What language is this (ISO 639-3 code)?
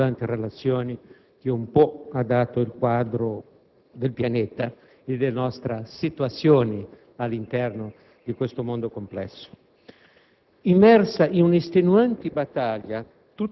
ita